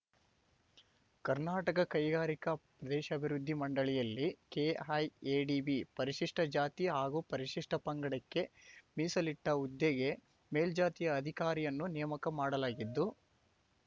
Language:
Kannada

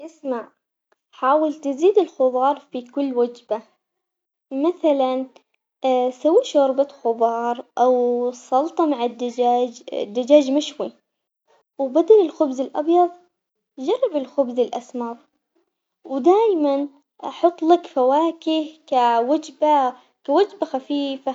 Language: Omani Arabic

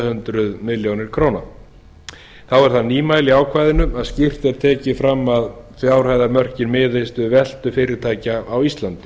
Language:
Icelandic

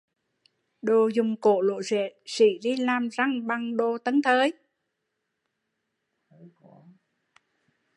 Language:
Vietnamese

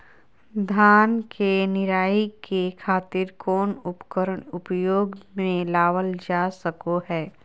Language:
Magahi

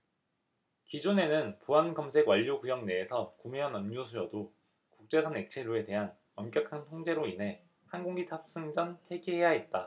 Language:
Korean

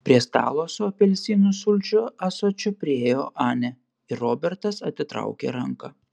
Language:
Lithuanian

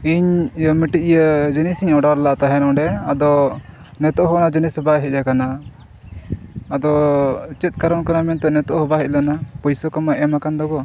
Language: Santali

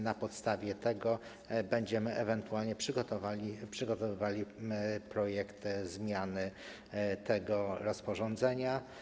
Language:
Polish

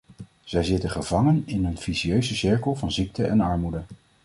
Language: Dutch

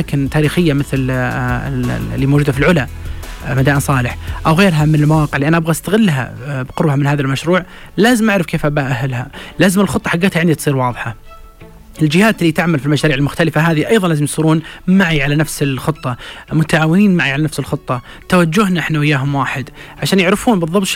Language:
Arabic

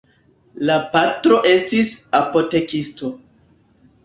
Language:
Esperanto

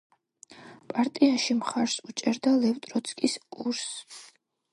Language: Georgian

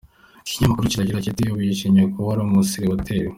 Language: Kinyarwanda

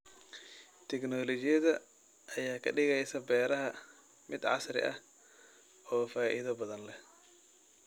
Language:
Somali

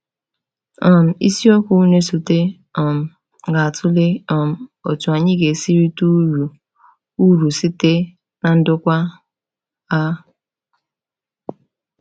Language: Igbo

